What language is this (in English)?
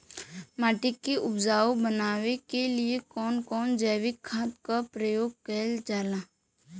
Bhojpuri